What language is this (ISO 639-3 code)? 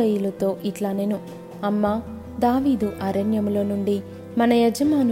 tel